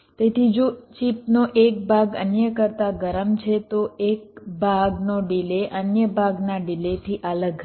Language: Gujarati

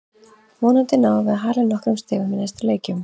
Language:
Icelandic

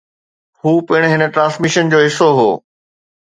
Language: Sindhi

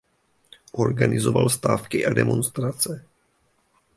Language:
Czech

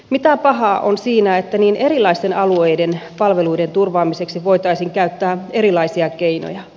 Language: Finnish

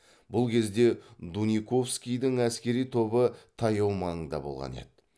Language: Kazakh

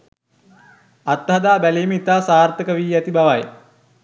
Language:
Sinhala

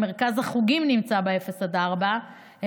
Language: Hebrew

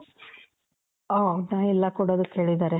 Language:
Kannada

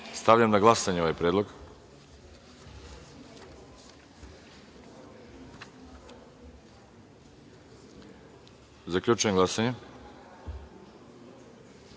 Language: Serbian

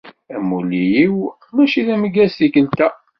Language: Kabyle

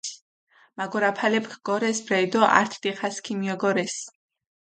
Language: Mingrelian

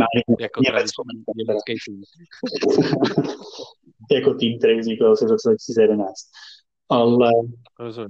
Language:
Czech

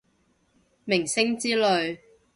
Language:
Cantonese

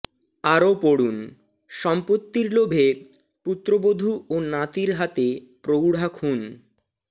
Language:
Bangla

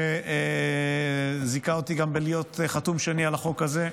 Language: Hebrew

